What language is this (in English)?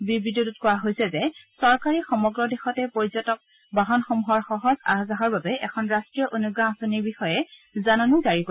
Assamese